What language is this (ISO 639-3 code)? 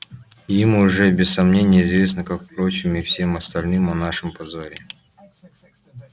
rus